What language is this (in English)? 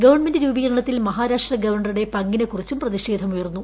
Malayalam